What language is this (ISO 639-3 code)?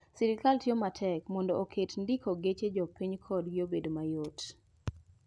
luo